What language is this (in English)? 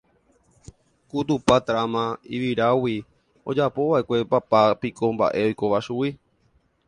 Guarani